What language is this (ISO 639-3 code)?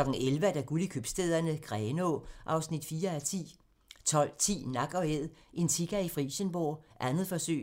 dan